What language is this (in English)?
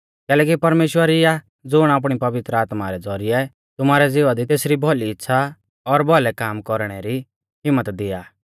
Mahasu Pahari